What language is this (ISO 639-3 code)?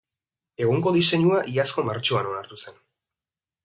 eus